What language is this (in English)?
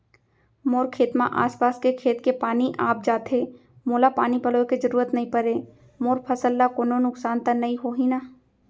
Chhattisgarhi